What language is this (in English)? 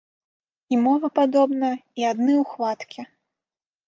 Belarusian